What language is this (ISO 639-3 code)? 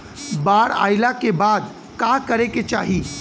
bho